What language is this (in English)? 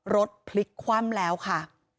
Thai